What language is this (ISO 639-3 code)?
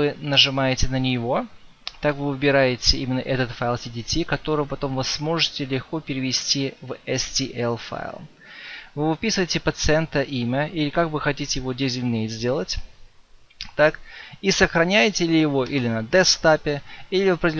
rus